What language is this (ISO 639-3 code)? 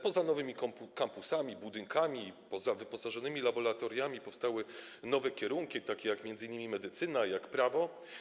pol